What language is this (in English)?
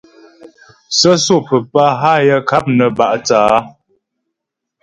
Ghomala